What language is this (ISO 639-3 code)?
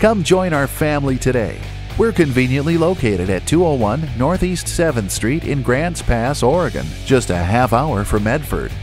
eng